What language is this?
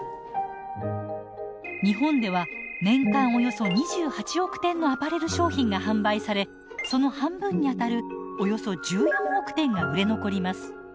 Japanese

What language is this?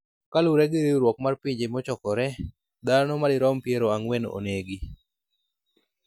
Luo (Kenya and Tanzania)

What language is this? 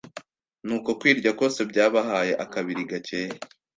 Kinyarwanda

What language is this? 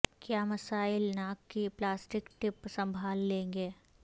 Urdu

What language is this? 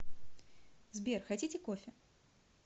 Russian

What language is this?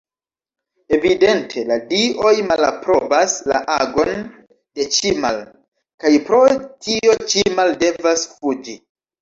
Esperanto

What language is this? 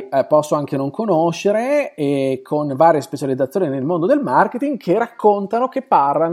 Italian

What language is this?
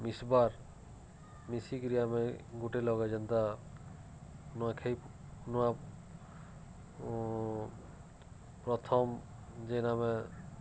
Odia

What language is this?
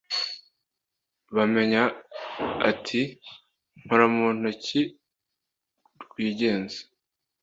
Kinyarwanda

